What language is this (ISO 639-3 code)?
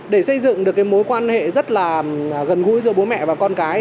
vie